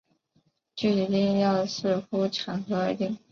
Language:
Chinese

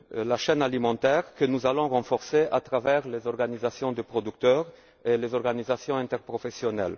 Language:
French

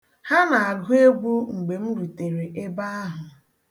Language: Igbo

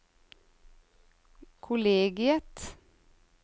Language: Norwegian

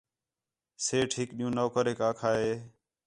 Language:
Khetrani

